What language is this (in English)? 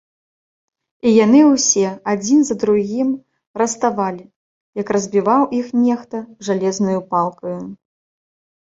Belarusian